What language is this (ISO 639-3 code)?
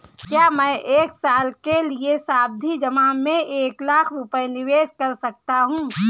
hin